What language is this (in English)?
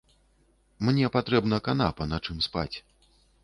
Belarusian